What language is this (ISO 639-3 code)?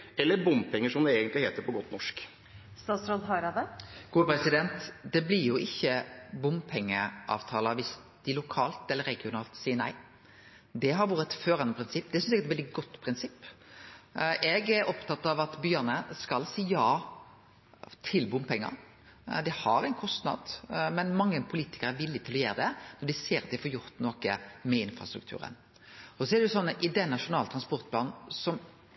nor